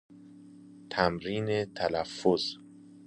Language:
Persian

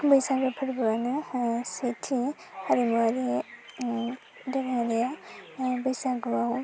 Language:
Bodo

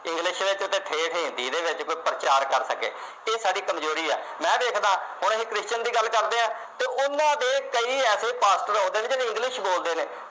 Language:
Punjabi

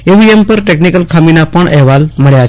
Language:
Gujarati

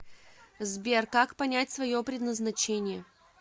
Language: Russian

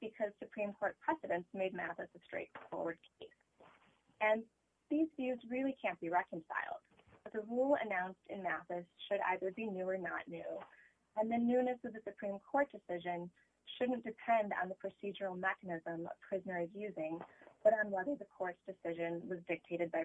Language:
English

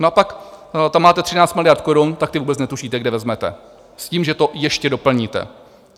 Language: Czech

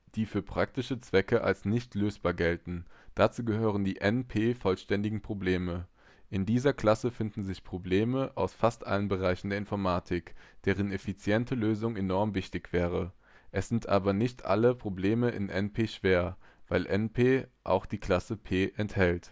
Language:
German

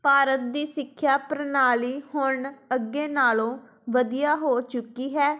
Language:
Punjabi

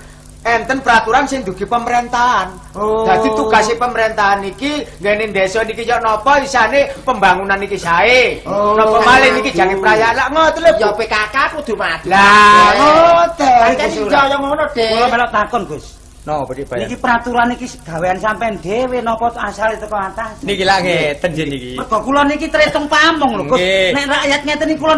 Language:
Indonesian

